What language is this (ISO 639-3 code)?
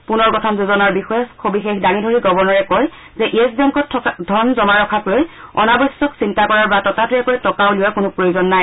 asm